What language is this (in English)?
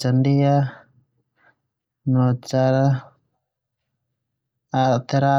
Termanu